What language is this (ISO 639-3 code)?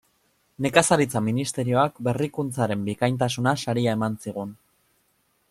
eus